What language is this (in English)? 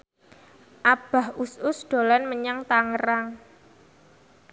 Javanese